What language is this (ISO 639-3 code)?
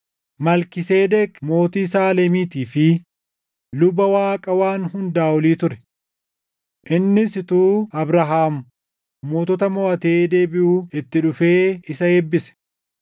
orm